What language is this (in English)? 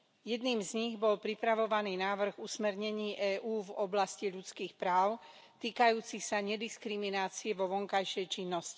Slovak